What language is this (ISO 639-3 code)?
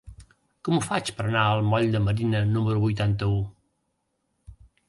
cat